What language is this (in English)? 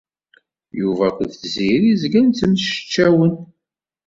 Kabyle